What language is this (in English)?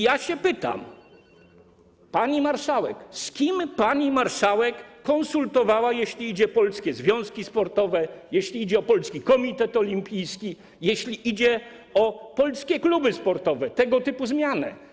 Polish